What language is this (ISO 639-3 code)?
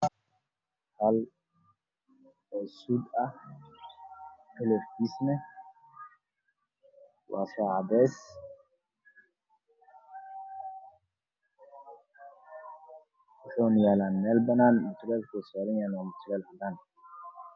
som